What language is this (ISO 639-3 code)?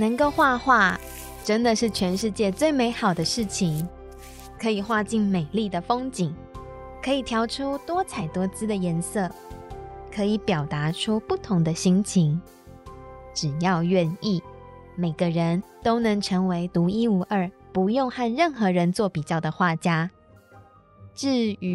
zho